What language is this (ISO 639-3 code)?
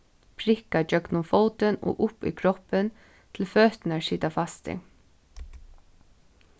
fao